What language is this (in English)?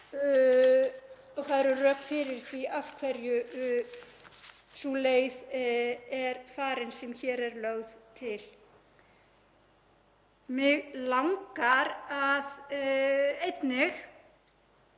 Icelandic